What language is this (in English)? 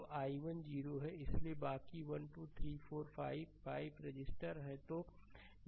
Hindi